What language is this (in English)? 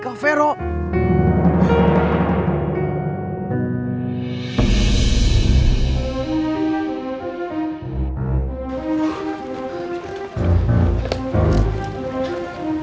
Indonesian